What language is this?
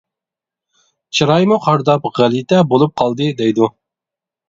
Uyghur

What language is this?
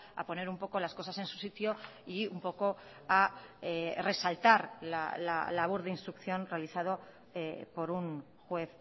Spanish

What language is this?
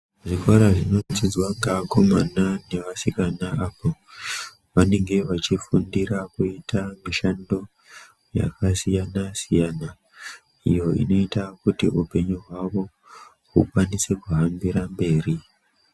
Ndau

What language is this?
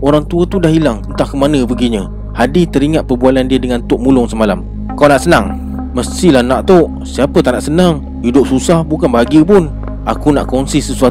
Malay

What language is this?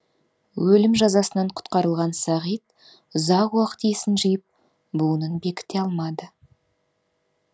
Kazakh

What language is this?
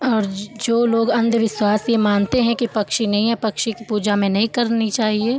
Hindi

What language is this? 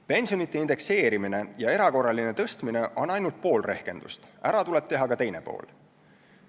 Estonian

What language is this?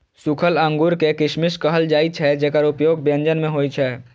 Maithili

